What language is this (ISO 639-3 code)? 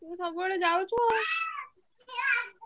ori